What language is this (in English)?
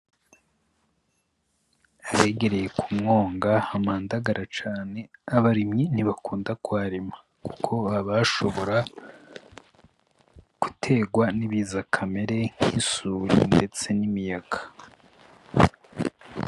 Rundi